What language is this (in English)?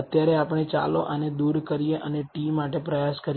Gujarati